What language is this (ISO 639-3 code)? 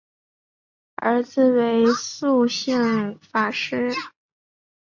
zho